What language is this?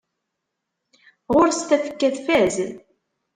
Kabyle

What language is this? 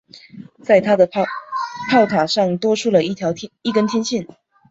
Chinese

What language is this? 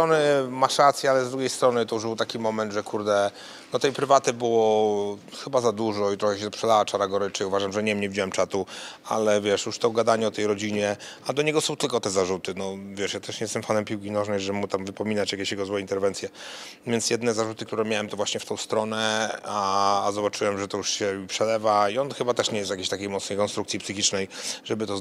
Polish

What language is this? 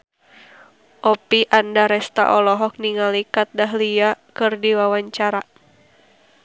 Sundanese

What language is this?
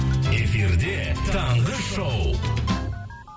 Kazakh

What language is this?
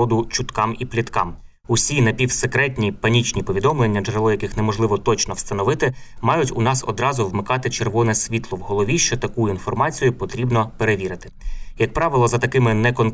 Ukrainian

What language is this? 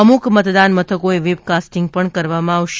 Gujarati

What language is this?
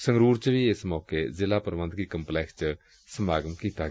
Punjabi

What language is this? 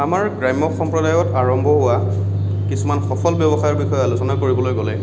Assamese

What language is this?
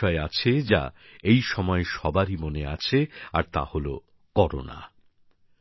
Bangla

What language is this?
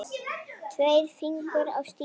Icelandic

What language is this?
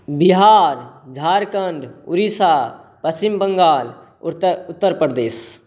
Maithili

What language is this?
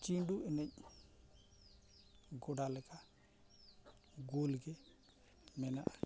Santali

